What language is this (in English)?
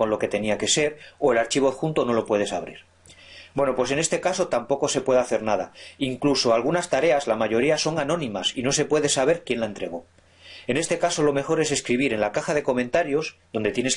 Spanish